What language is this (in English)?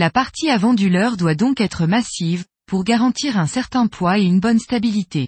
French